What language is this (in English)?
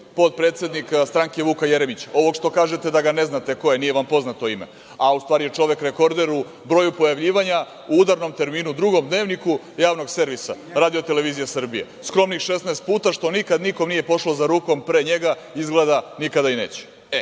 Serbian